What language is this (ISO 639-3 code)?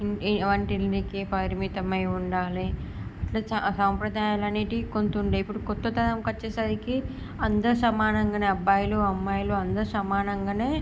tel